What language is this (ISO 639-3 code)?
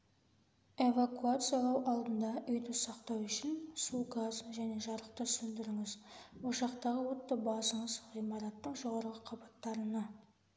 kaz